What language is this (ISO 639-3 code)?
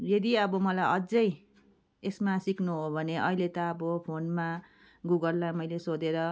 nep